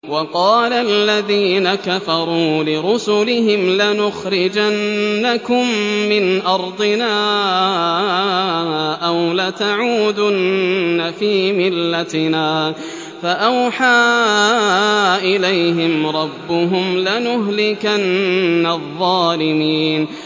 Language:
Arabic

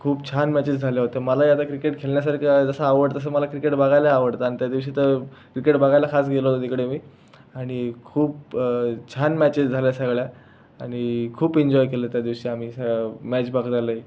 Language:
Marathi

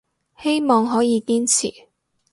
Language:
Cantonese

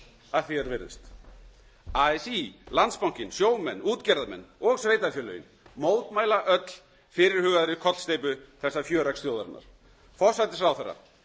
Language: Icelandic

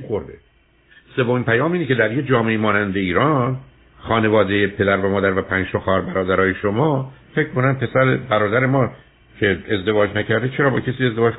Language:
Persian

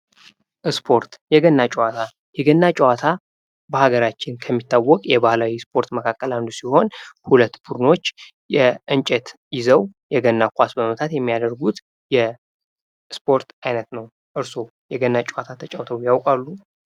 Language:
Amharic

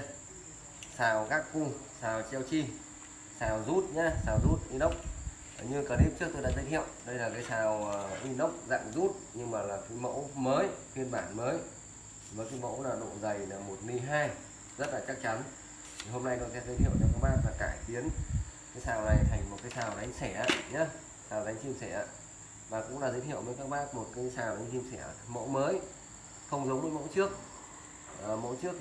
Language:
Vietnamese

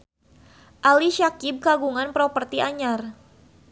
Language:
Sundanese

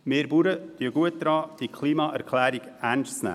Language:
Swiss German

